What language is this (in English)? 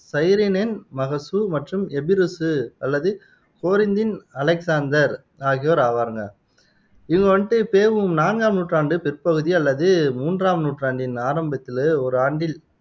Tamil